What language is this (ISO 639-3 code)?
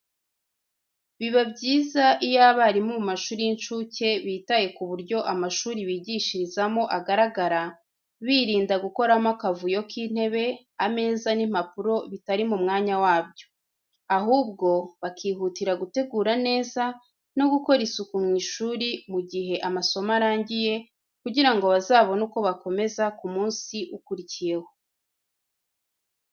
kin